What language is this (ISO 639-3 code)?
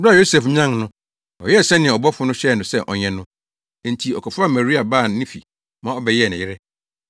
aka